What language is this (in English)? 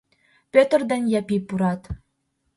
Mari